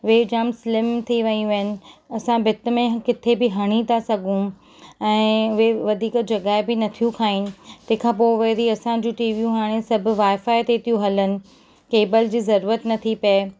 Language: Sindhi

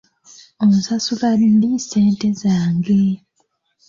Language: Ganda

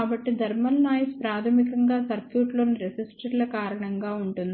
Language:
Telugu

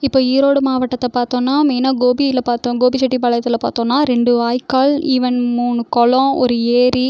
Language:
Tamil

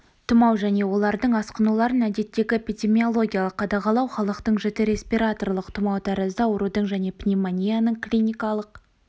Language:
Kazakh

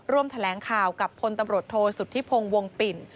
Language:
Thai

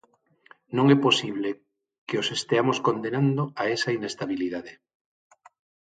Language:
Galician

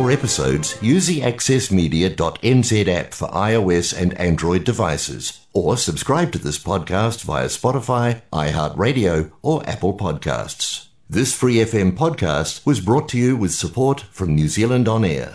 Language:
Filipino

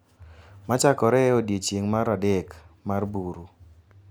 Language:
Luo (Kenya and Tanzania)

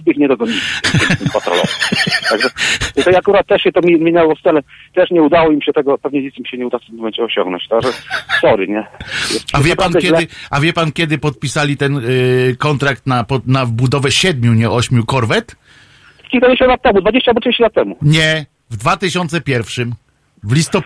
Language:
Polish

